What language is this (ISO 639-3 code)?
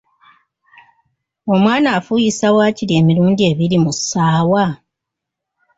lug